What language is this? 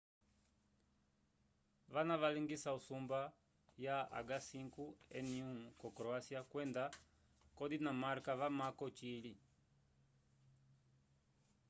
Umbundu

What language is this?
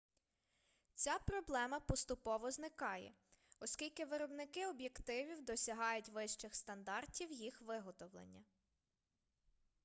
Ukrainian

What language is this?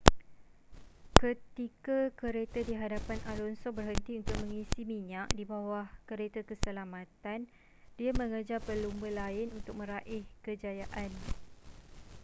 Malay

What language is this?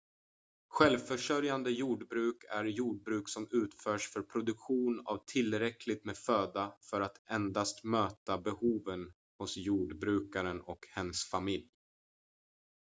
Swedish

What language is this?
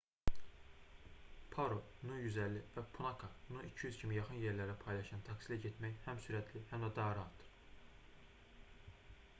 Azerbaijani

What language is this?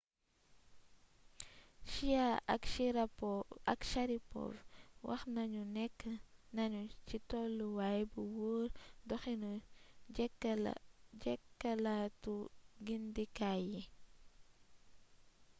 Wolof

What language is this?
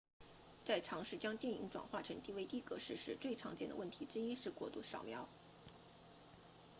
Chinese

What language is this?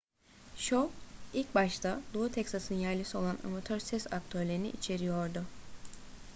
Turkish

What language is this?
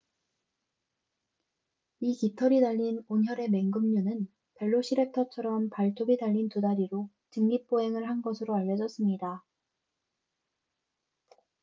Korean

